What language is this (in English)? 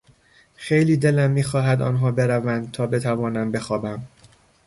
Persian